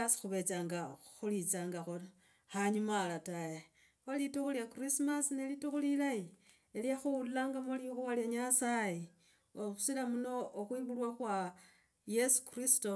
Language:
Logooli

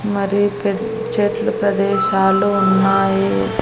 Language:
Telugu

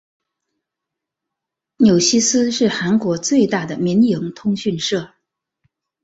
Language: Chinese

